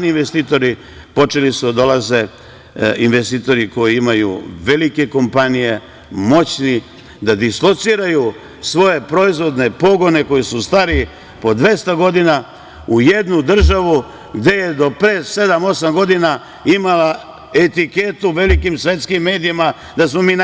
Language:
Serbian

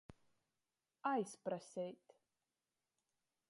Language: Latgalian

